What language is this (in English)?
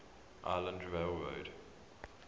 English